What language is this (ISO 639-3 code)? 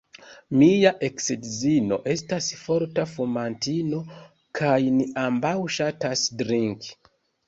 epo